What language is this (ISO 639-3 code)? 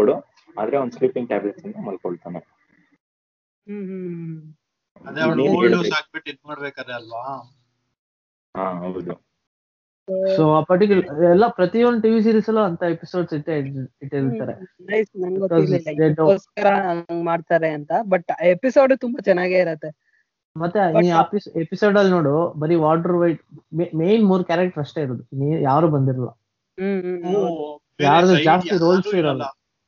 kan